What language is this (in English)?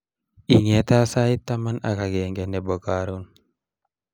Kalenjin